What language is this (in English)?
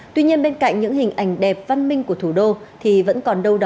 Vietnamese